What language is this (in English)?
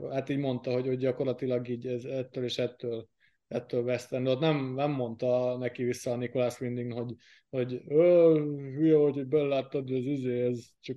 Hungarian